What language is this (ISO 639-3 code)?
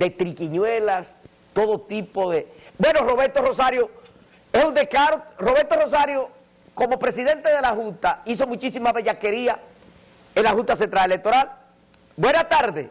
spa